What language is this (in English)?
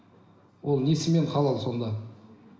Kazakh